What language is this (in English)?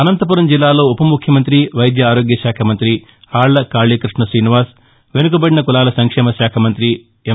Telugu